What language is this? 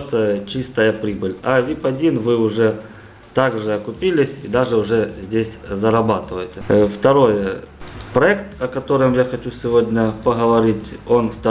Russian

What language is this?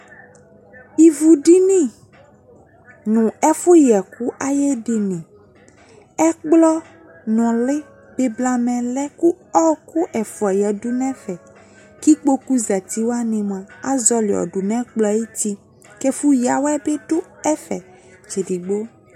Ikposo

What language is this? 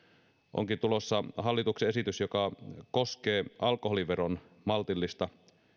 Finnish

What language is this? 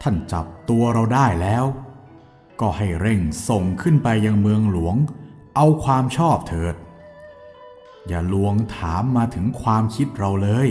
Thai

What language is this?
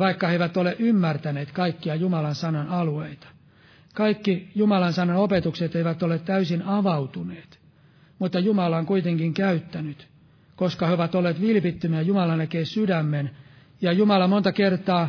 Finnish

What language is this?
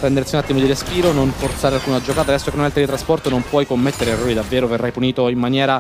Italian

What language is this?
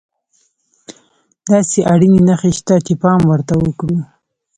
Pashto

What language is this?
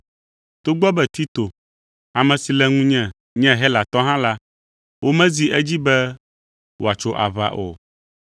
Ewe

